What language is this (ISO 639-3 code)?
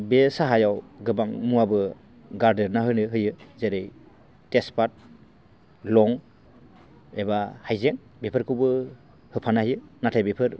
brx